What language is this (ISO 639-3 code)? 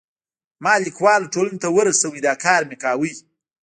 pus